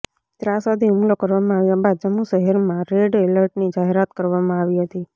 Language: Gujarati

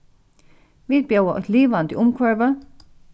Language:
Faroese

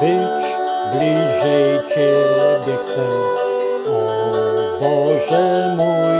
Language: Polish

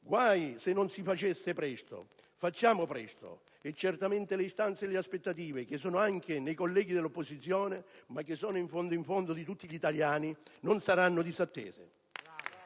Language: Italian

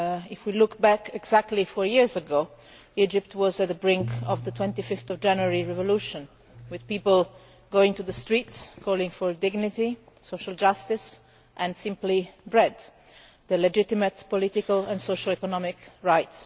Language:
English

